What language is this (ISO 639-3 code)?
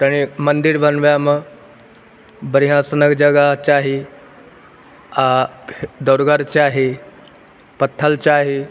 mai